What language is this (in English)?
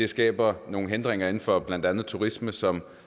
Danish